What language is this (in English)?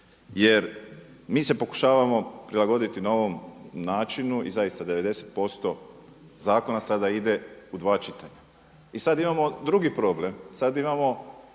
Croatian